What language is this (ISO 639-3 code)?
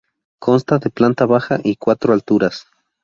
spa